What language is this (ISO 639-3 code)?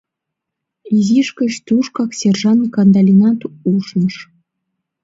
chm